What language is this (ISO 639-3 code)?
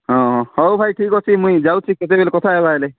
ori